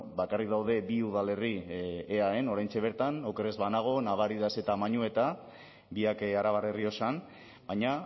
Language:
Basque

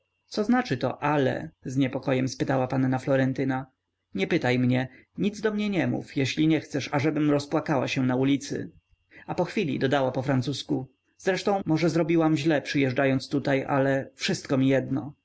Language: Polish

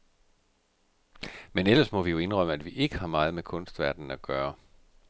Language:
Danish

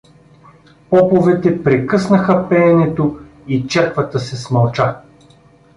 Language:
Bulgarian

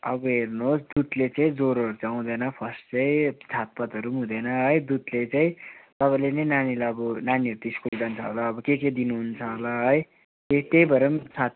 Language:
Nepali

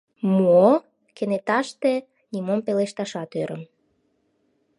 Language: Mari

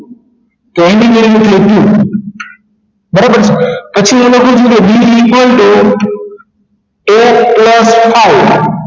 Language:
Gujarati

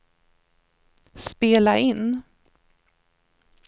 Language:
Swedish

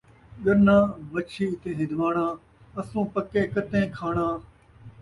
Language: Saraiki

